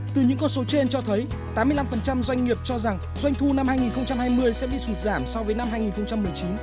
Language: Vietnamese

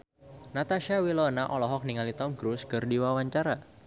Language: Sundanese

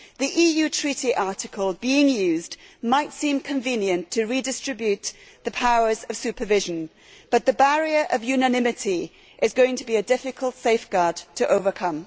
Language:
English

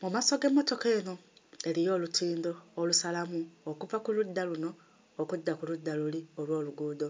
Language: Ganda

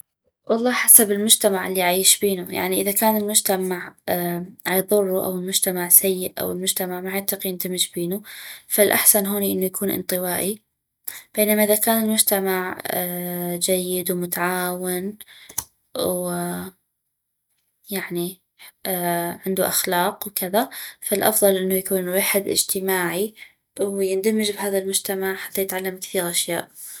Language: North Mesopotamian Arabic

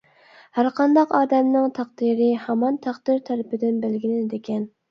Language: Uyghur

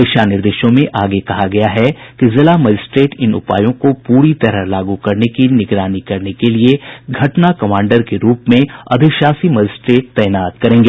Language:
Hindi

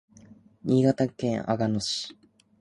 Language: Japanese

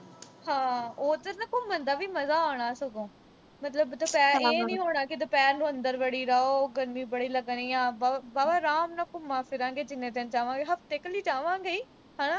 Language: Punjabi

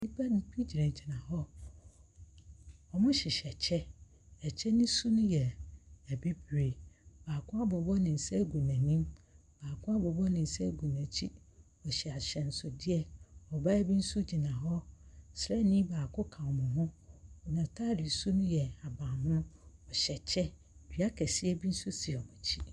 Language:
Akan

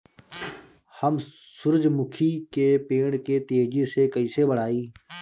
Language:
Bhojpuri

